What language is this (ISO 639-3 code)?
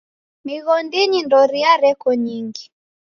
dav